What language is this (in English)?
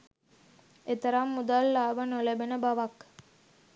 Sinhala